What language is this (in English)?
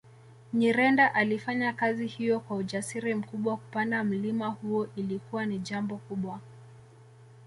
Swahili